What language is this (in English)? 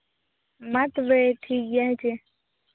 Santali